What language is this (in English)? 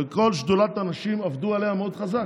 Hebrew